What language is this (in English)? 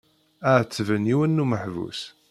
Kabyle